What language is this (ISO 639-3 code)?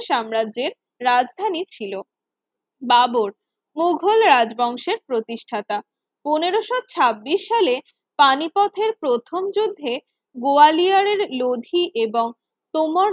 ben